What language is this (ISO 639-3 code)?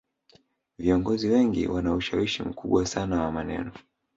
swa